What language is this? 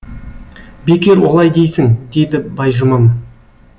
Kazakh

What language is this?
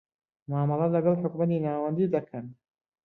Central Kurdish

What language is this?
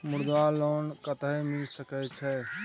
Maithili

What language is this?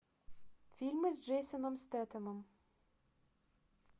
Russian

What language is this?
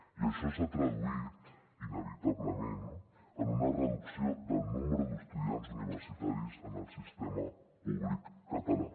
Catalan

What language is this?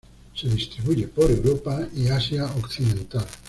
Spanish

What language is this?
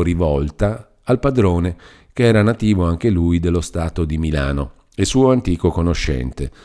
Italian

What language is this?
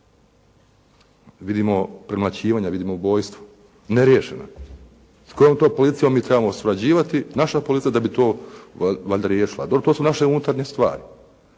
Croatian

